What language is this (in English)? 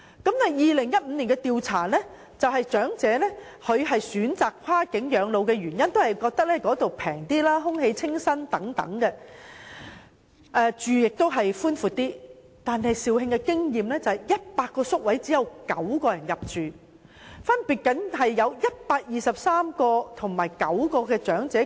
Cantonese